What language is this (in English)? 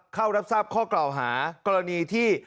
Thai